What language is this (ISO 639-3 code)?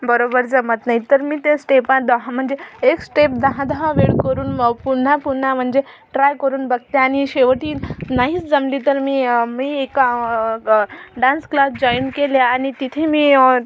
mar